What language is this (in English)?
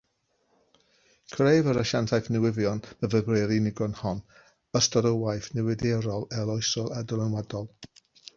Welsh